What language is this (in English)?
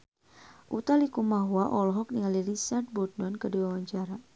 Sundanese